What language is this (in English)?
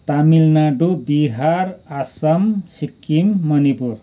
Nepali